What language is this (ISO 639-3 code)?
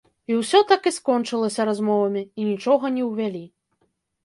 bel